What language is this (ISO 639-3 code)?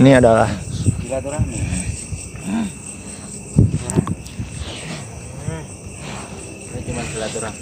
ind